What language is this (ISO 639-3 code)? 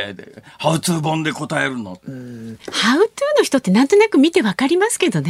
jpn